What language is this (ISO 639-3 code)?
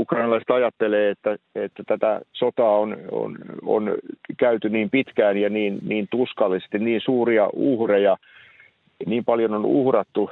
fin